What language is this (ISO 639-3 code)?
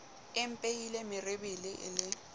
sot